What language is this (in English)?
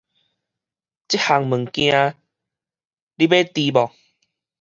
Min Nan Chinese